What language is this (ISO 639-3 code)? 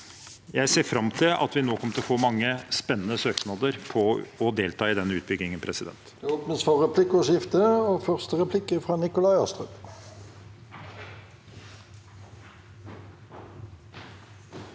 nor